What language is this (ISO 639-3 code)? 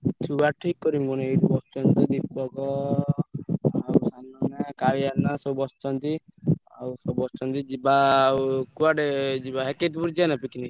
ori